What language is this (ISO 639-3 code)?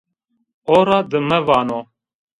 zza